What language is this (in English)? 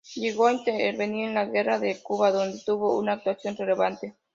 Spanish